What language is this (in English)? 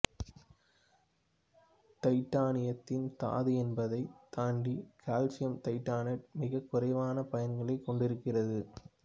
Tamil